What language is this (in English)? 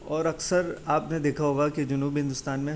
Urdu